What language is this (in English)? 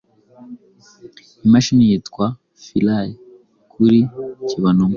Kinyarwanda